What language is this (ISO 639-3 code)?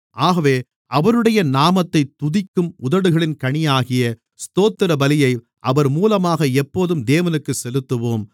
tam